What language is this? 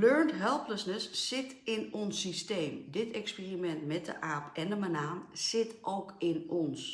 Dutch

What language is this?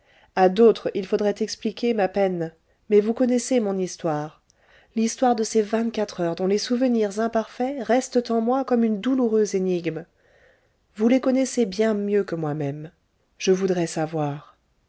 French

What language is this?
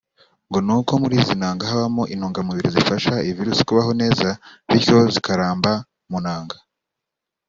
Kinyarwanda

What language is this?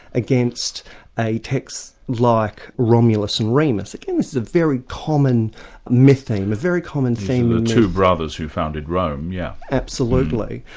English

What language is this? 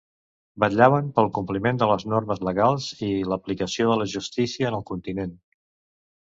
Catalan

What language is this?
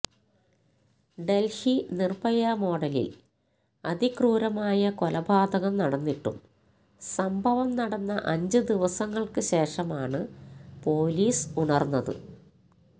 Malayalam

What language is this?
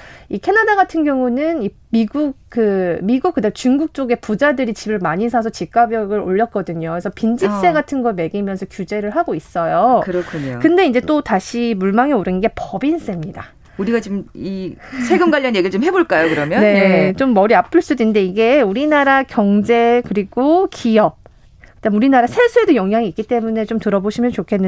Korean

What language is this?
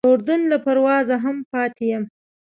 Pashto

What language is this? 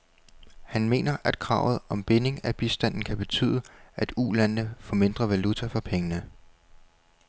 Danish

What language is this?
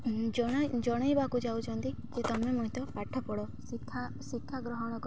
Odia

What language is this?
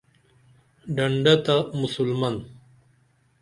Dameli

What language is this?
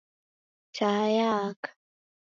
Taita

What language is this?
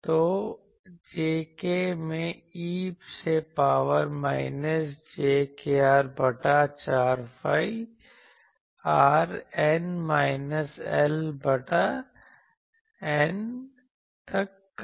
Hindi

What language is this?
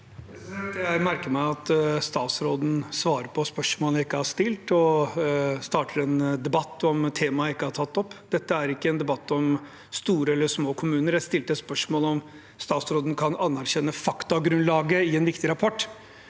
Norwegian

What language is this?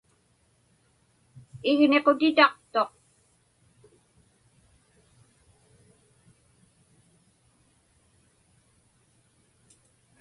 Inupiaq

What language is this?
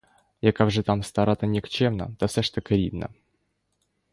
Ukrainian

